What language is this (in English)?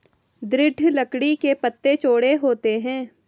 Hindi